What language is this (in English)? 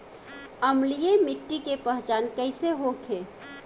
Bhojpuri